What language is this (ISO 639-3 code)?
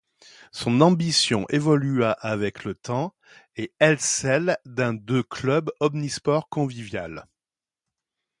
fra